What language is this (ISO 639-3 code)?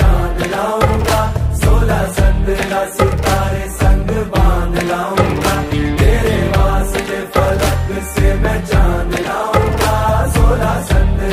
ara